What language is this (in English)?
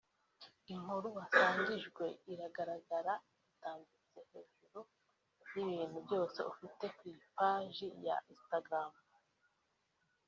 Kinyarwanda